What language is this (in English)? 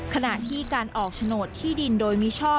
Thai